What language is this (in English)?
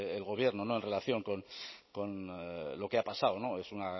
Spanish